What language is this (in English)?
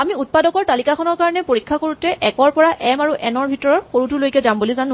Assamese